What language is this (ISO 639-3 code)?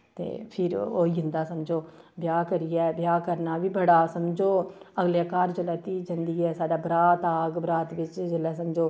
doi